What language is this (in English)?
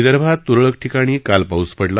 Marathi